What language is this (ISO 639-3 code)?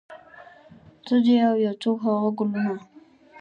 pus